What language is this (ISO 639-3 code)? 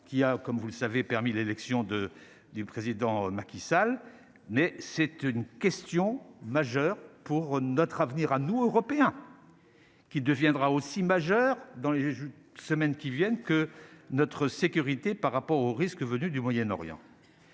fra